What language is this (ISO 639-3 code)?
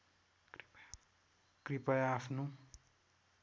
nep